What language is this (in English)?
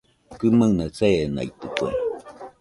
Nüpode Huitoto